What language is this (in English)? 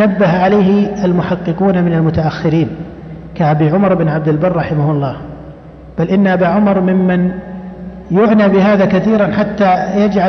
Arabic